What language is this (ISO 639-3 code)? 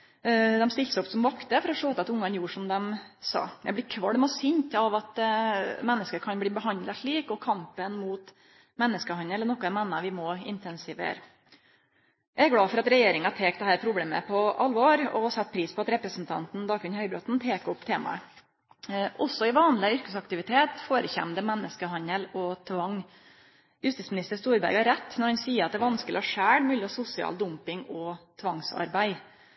nno